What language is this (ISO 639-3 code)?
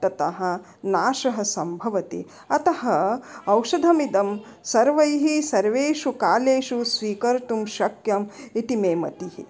san